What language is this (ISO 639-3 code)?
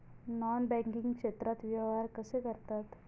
mar